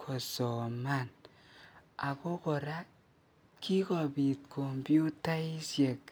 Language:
Kalenjin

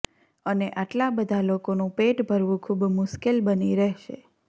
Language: Gujarati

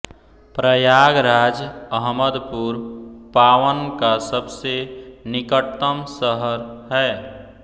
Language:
Hindi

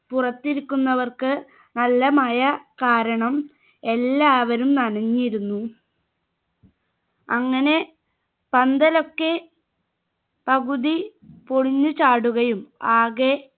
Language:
Malayalam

